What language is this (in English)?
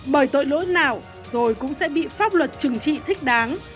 Vietnamese